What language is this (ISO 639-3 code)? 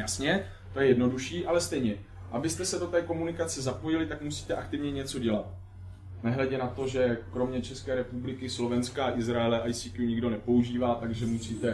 ces